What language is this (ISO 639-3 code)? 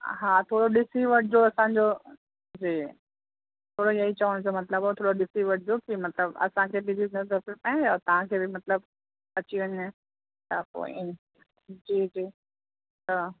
snd